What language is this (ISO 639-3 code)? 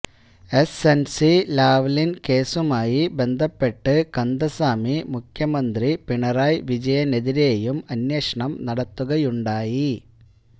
mal